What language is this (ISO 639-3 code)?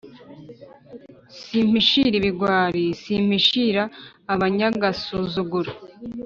kin